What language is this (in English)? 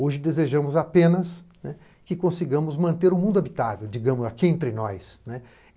Portuguese